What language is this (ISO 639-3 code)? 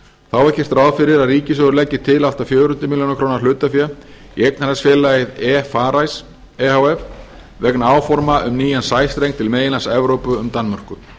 isl